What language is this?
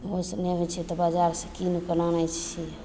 Maithili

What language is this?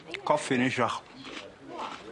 Welsh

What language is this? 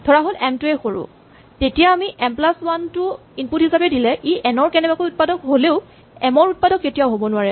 Assamese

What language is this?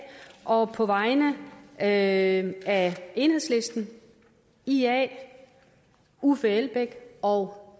Danish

